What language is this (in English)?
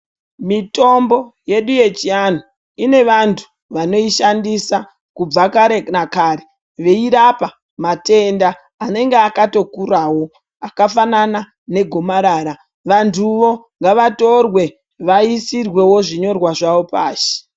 Ndau